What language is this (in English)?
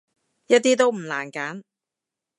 Cantonese